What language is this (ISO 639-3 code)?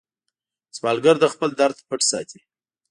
pus